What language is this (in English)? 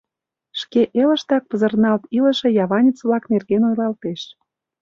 Mari